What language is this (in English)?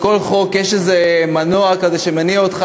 Hebrew